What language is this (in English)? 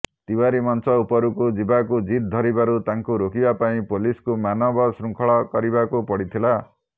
Odia